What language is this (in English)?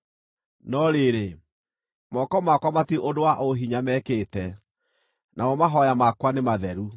Kikuyu